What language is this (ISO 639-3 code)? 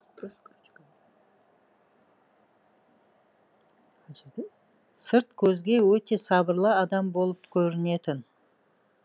kaz